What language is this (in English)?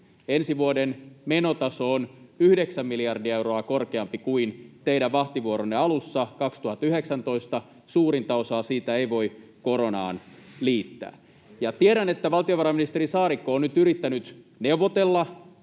Finnish